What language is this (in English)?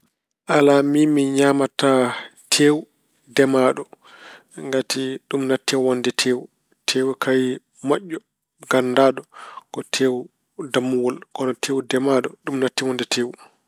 Fula